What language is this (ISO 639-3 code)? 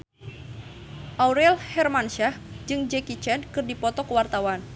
sun